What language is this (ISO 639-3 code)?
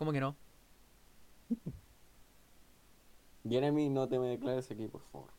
spa